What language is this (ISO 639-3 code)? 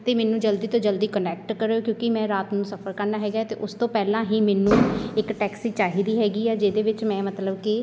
pan